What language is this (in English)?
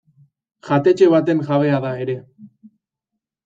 Basque